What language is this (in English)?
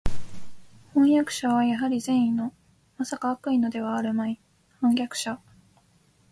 Japanese